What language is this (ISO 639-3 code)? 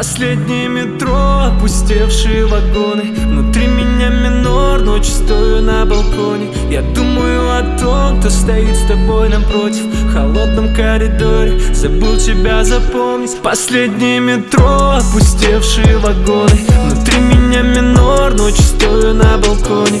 rus